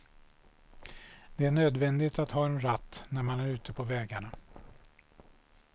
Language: Swedish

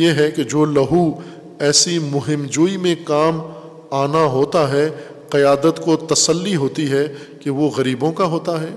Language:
Urdu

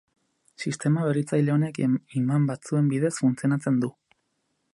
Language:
Basque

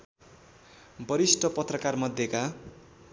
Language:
Nepali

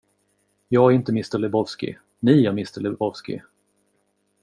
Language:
Swedish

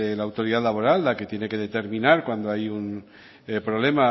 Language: Spanish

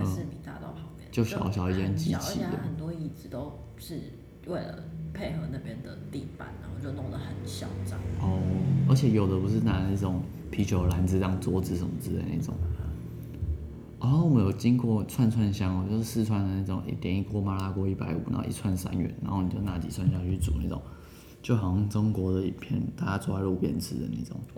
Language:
Chinese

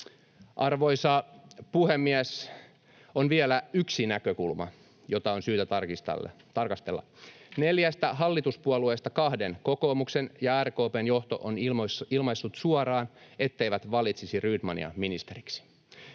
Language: Finnish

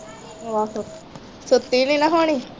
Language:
Punjabi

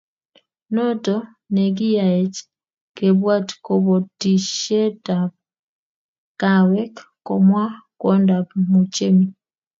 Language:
Kalenjin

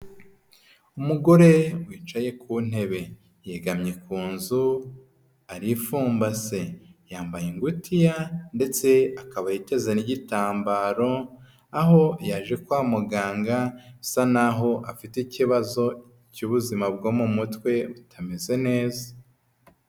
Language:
Kinyarwanda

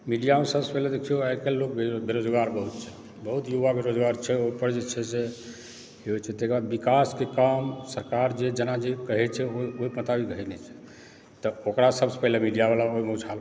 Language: Maithili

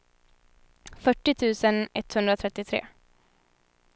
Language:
Swedish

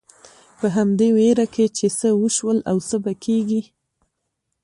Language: Pashto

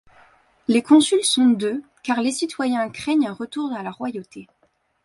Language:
French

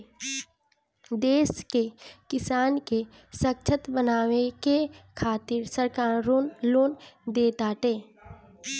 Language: Bhojpuri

